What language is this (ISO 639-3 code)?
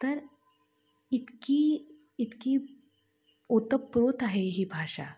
mar